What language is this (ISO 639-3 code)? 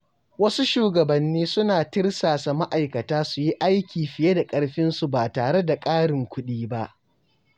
hau